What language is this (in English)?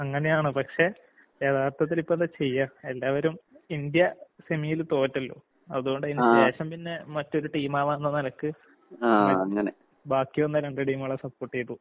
Malayalam